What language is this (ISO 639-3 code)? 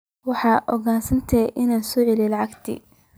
som